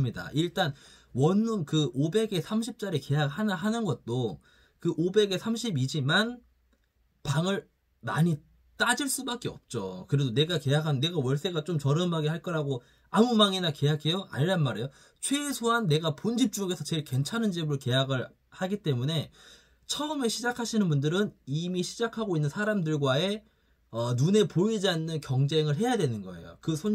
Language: Korean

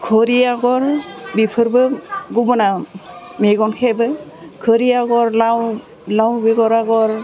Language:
Bodo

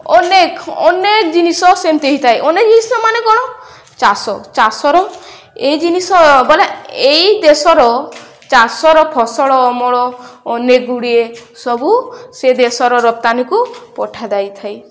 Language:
Odia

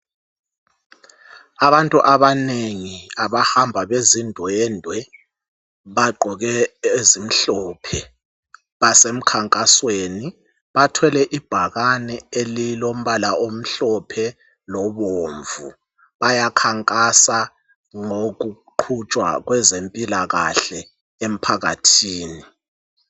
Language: North Ndebele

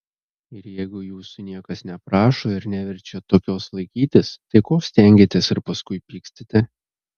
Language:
Lithuanian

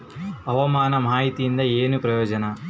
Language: Kannada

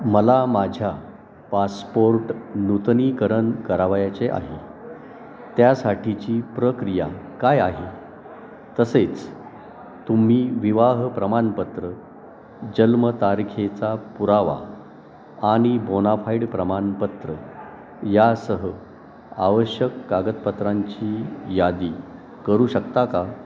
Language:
Marathi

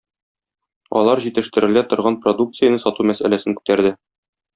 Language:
Tatar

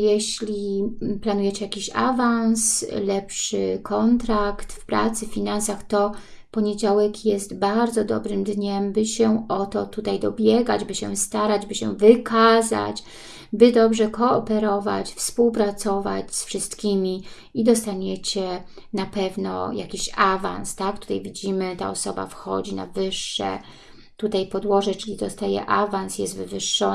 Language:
Polish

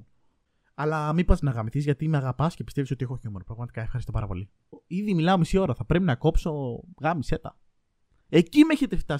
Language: Greek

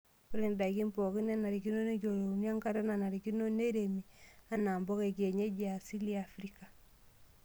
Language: Masai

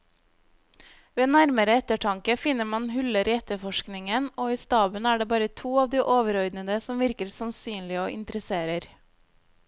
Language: Norwegian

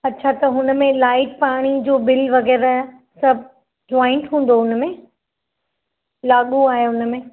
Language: Sindhi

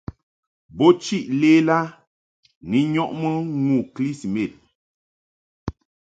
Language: Mungaka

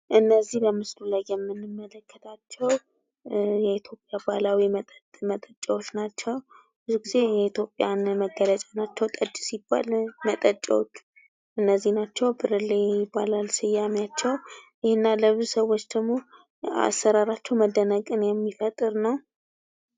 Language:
Amharic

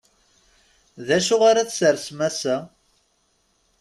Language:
Kabyle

